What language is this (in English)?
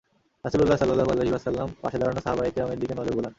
Bangla